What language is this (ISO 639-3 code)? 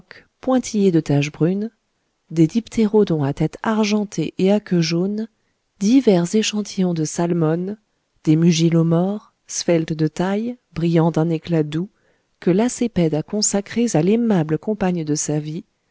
fra